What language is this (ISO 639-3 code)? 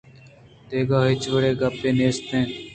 bgp